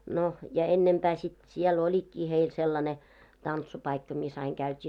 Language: Finnish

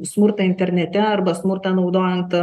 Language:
Lithuanian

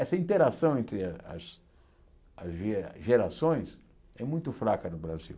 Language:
Portuguese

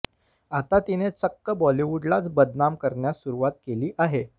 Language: Marathi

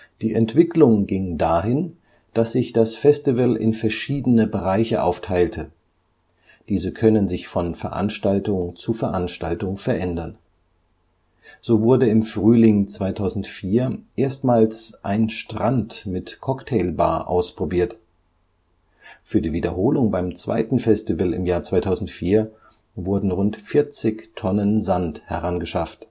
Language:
German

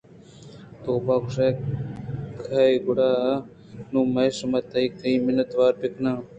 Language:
Eastern Balochi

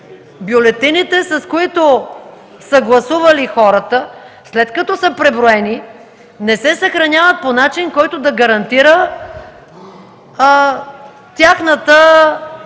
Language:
Bulgarian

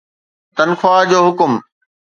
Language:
Sindhi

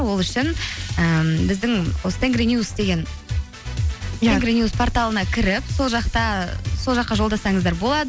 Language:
Kazakh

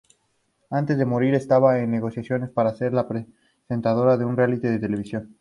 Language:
Spanish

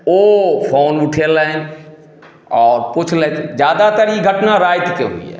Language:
Maithili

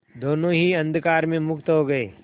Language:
Hindi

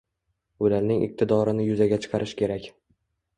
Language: Uzbek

